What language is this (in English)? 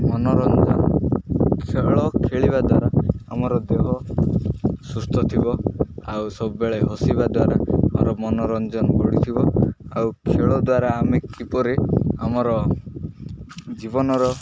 Odia